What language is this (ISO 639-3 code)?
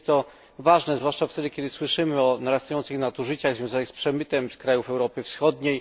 pol